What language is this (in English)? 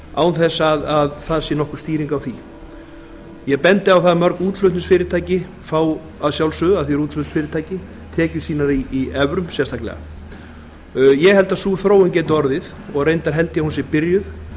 Icelandic